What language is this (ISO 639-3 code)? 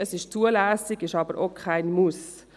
gsw